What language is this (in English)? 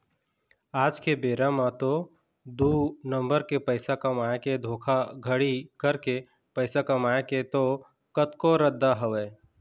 Chhattisgarhi